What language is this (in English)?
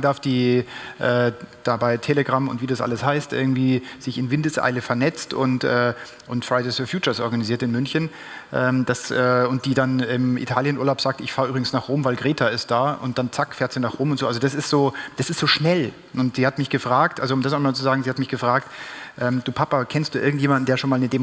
German